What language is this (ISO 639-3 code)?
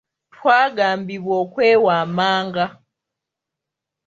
lug